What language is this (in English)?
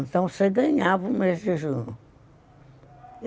Portuguese